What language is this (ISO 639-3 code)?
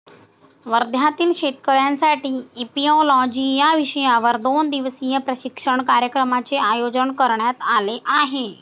mar